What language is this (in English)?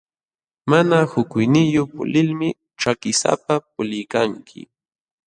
Jauja Wanca Quechua